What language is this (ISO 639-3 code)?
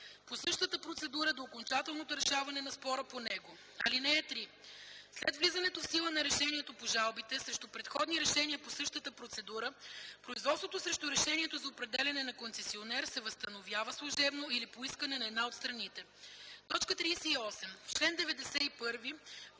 bul